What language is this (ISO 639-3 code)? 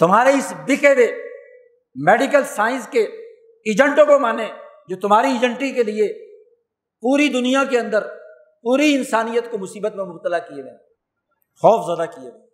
urd